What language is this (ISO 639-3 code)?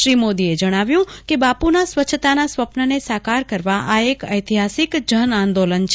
guj